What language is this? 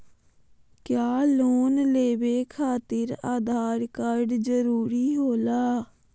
Magahi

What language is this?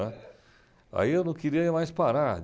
Portuguese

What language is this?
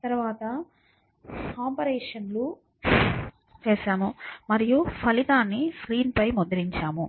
Telugu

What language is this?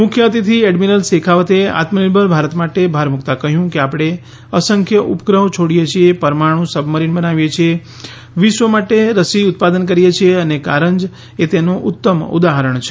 Gujarati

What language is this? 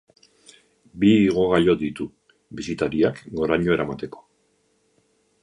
Basque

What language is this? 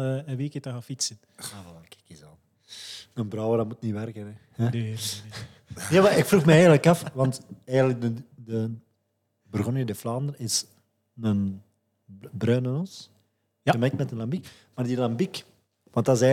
Dutch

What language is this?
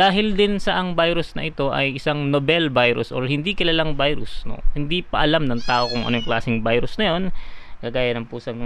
Filipino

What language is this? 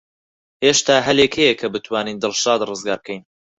Central Kurdish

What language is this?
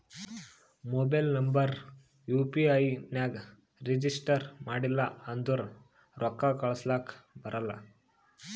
Kannada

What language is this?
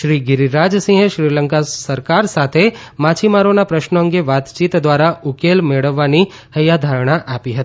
Gujarati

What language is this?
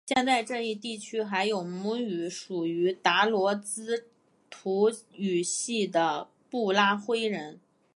Chinese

